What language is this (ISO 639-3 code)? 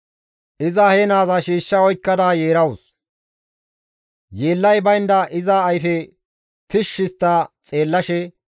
gmv